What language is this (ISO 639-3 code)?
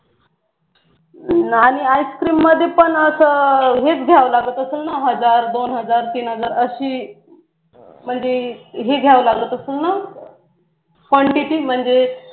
mar